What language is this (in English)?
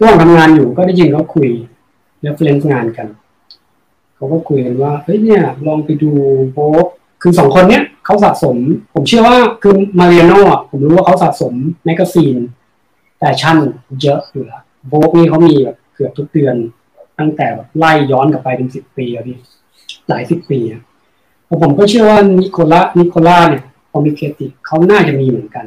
Thai